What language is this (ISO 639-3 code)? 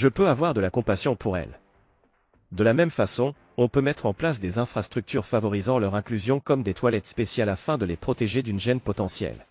fra